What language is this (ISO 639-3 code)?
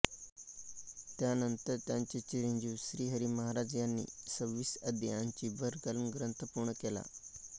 mar